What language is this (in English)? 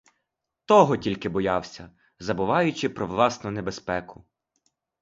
Ukrainian